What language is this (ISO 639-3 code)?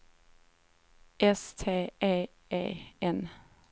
swe